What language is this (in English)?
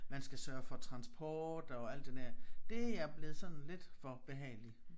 Danish